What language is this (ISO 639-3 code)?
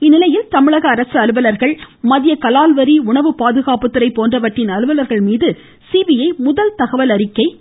tam